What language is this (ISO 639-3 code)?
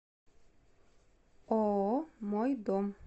rus